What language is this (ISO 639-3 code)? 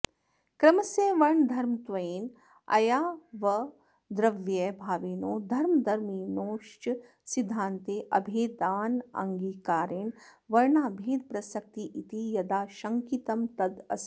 san